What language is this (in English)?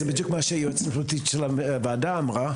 Hebrew